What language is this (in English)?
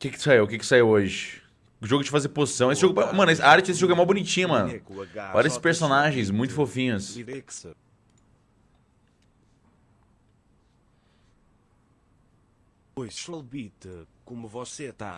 Portuguese